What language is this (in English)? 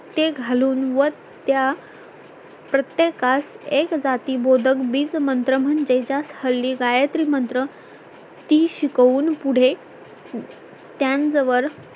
Marathi